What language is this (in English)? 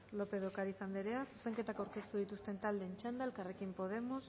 Basque